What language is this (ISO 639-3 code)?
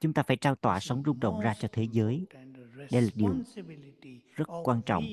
vie